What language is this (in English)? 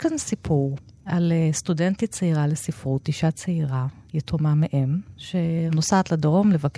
Hebrew